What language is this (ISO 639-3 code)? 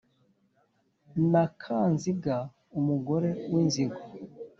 kin